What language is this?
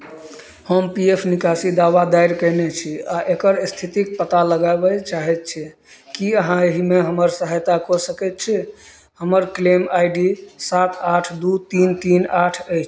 Maithili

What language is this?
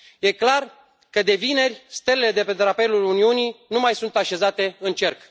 Romanian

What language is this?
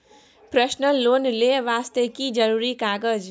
Maithili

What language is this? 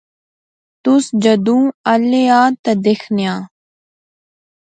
Pahari-Potwari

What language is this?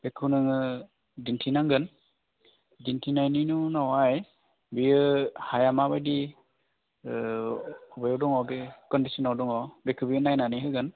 Bodo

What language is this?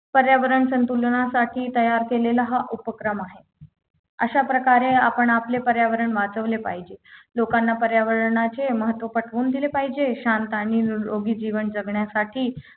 Marathi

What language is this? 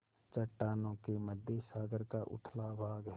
Hindi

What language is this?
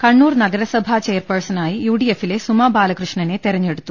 Malayalam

